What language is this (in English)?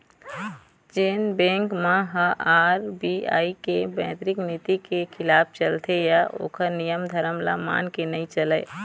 Chhattisgarhi